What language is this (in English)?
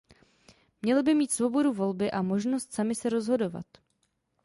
Czech